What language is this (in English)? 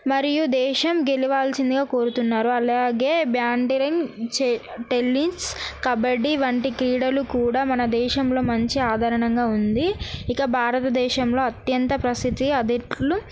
Telugu